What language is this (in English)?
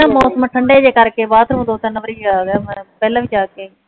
Punjabi